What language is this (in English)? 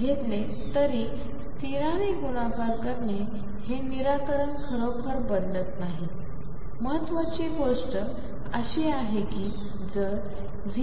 Marathi